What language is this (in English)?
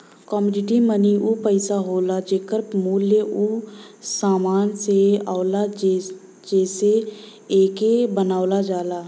Bhojpuri